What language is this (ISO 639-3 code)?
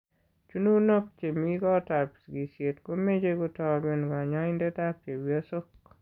kln